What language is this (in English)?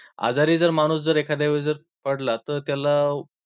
Marathi